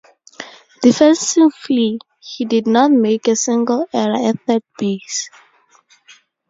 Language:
English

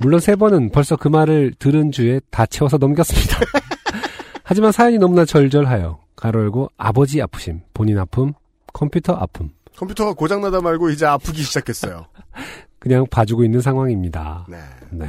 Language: Korean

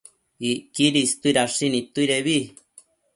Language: Matsés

